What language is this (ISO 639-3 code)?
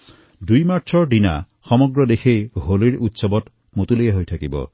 asm